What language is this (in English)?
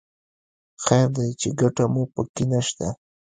Pashto